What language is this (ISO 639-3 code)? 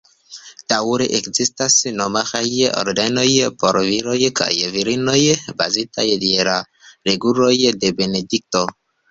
epo